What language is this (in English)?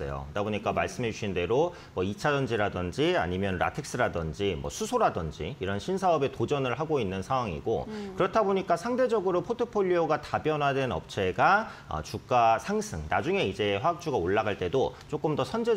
Korean